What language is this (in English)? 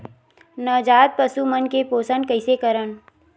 Chhattisgarhi